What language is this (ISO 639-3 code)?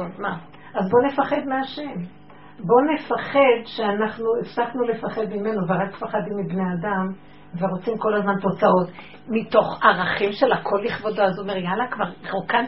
heb